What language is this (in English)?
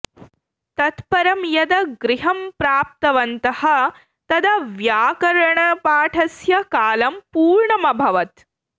Sanskrit